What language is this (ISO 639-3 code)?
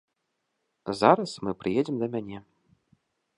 bel